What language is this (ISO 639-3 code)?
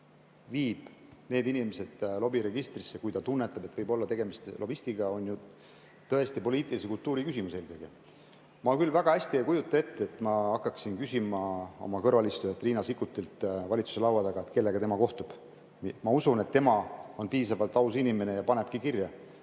est